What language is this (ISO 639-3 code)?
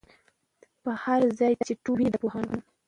pus